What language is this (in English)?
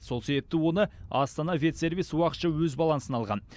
Kazakh